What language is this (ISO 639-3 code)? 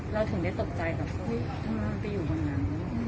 tha